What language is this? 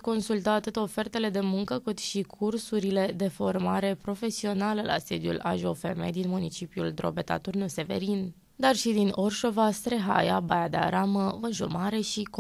Romanian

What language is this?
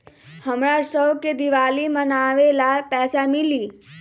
Magahi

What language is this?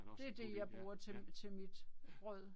Danish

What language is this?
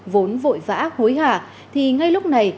Vietnamese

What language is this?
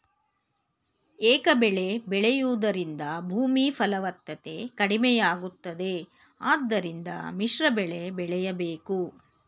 Kannada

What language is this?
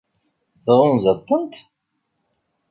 Kabyle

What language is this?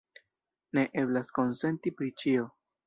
Esperanto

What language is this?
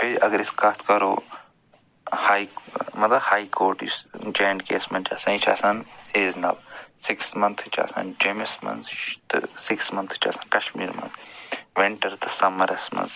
Kashmiri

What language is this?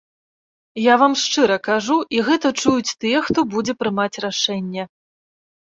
Belarusian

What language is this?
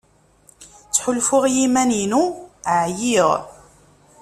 Kabyle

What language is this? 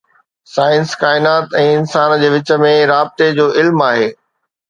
Sindhi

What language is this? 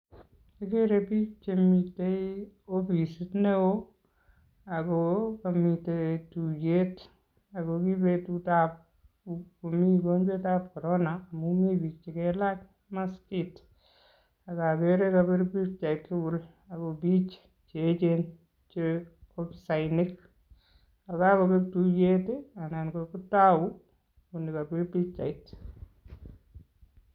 Kalenjin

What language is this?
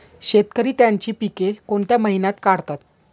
Marathi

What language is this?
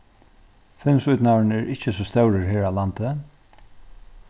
Faroese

